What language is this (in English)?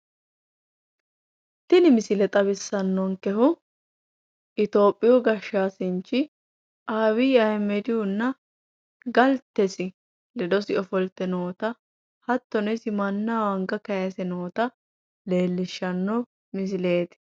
Sidamo